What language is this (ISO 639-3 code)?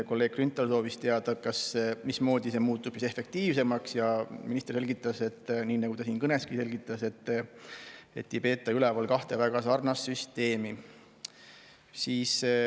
est